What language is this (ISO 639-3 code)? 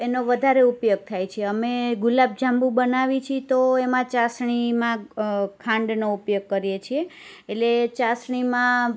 guj